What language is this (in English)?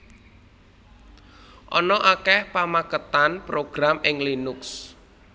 Javanese